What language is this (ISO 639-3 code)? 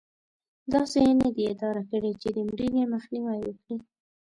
pus